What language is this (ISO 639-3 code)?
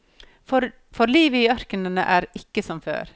nor